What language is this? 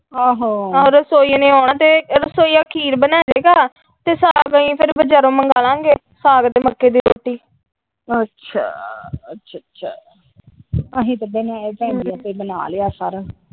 Punjabi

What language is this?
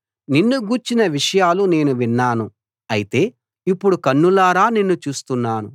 Telugu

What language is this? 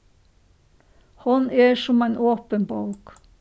Faroese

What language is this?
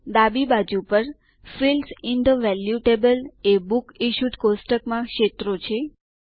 Gujarati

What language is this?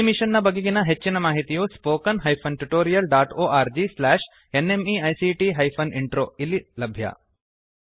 Kannada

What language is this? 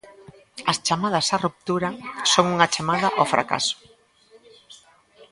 Galician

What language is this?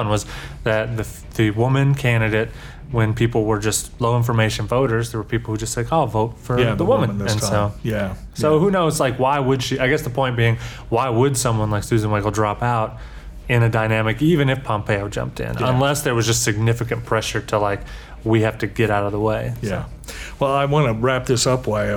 English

